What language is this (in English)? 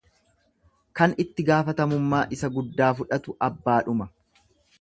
Oromo